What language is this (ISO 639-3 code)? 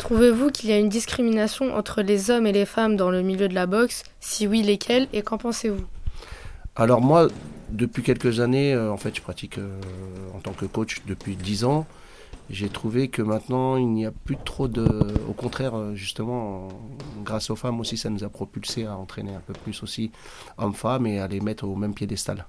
fra